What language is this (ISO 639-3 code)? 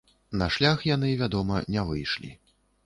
bel